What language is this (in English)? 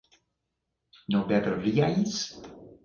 Spanish